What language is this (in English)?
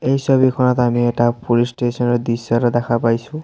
Assamese